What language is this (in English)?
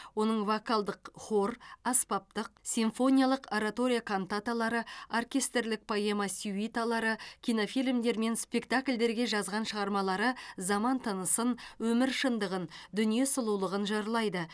Kazakh